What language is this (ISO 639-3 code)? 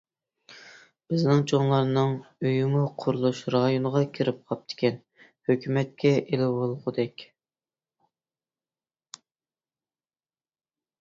uig